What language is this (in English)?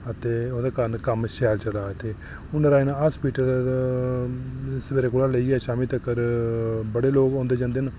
Dogri